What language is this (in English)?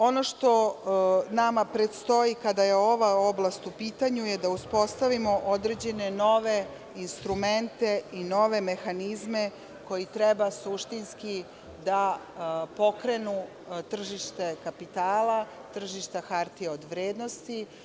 Serbian